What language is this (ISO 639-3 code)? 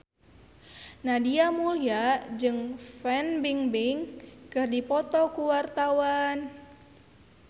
sun